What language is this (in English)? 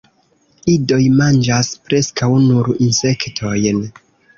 Esperanto